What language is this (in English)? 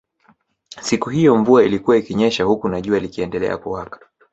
Swahili